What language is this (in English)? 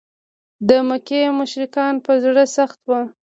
Pashto